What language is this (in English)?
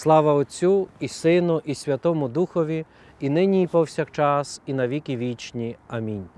Ukrainian